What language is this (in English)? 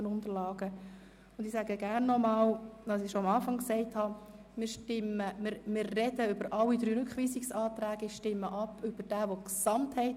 Swiss German